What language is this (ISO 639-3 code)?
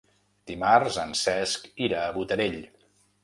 cat